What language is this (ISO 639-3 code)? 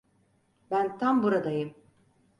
tur